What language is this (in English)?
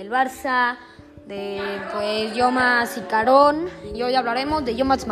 Spanish